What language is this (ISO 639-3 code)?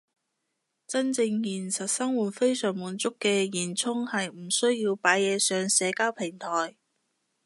yue